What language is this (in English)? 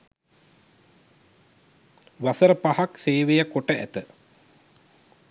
Sinhala